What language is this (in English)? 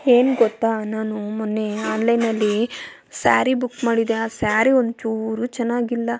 Kannada